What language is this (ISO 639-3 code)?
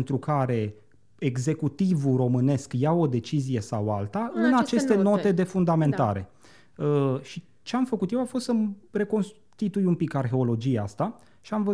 ron